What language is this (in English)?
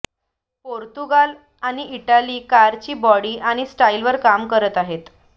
Marathi